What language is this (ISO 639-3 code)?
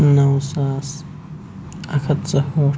kas